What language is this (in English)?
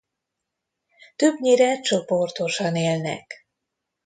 Hungarian